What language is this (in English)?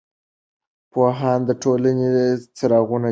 Pashto